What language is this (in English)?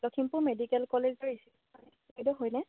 Assamese